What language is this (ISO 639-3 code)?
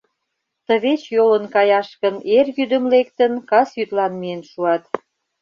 chm